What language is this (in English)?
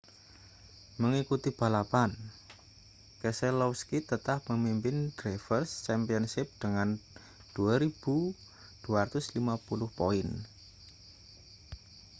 Indonesian